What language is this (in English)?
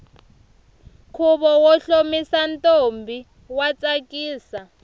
Tsonga